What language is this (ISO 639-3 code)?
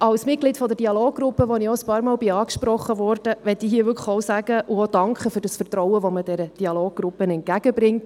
gsw